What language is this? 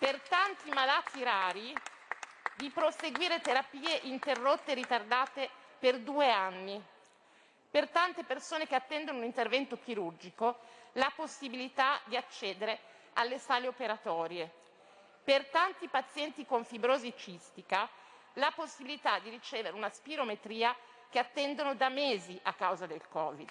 Italian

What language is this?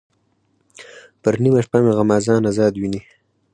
Pashto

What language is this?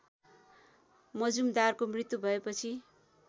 Nepali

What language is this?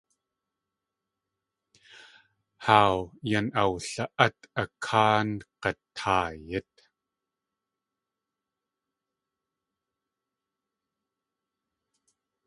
Tlingit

